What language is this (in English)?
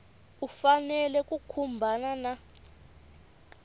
Tsonga